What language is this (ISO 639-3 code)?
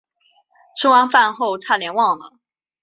zho